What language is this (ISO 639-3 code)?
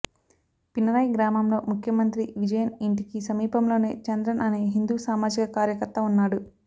tel